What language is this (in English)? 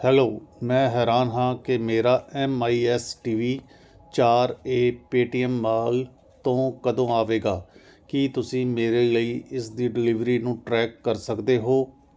Punjabi